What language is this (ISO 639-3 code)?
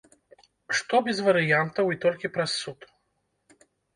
bel